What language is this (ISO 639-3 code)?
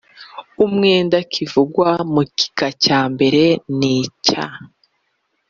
kin